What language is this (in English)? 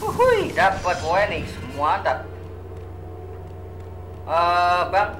Indonesian